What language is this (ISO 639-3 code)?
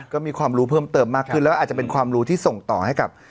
tha